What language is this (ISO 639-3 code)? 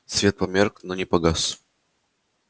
rus